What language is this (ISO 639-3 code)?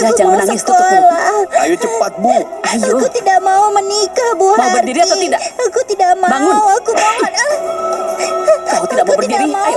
ind